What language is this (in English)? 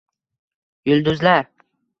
Uzbek